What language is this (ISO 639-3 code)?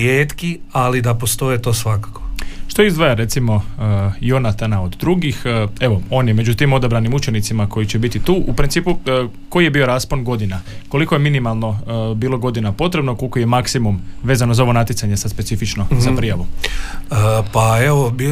hrv